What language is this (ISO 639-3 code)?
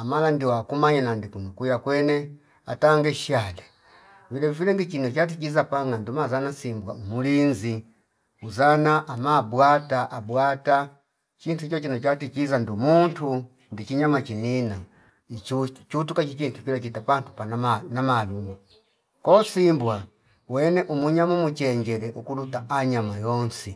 fip